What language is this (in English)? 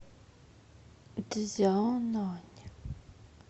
Russian